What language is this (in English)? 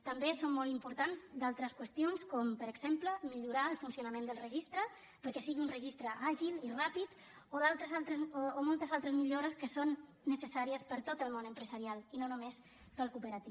Catalan